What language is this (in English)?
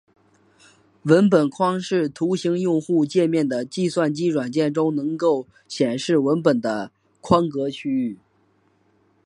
Chinese